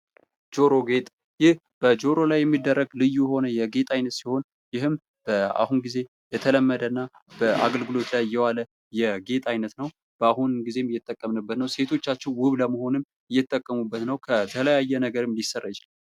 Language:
Amharic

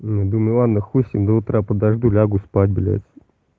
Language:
Russian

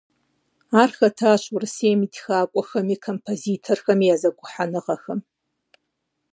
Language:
Kabardian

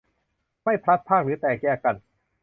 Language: Thai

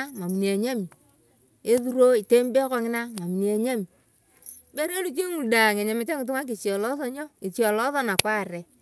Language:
Turkana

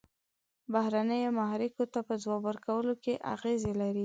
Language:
Pashto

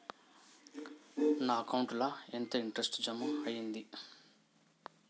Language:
Telugu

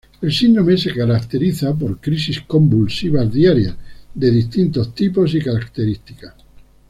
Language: Spanish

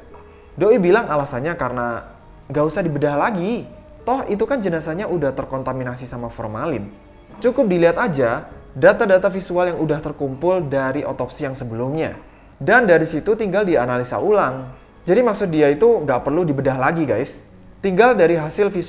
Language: Indonesian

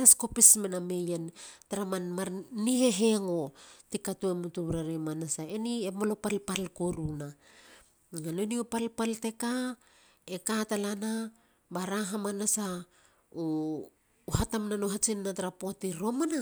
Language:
Halia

